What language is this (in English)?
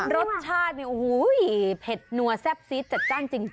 Thai